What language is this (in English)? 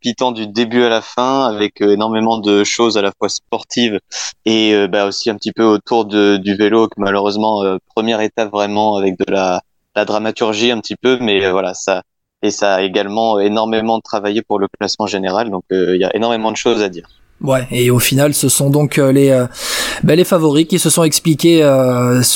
French